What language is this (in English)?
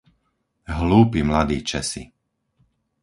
Slovak